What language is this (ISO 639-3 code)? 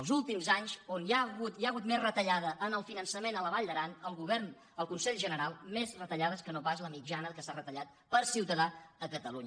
cat